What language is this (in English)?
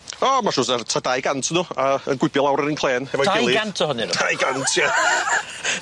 Welsh